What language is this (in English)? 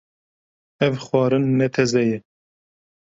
Kurdish